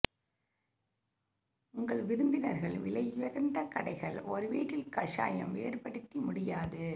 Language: Tamil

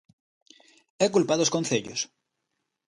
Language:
Galician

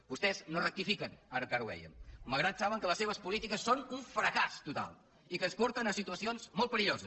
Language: Catalan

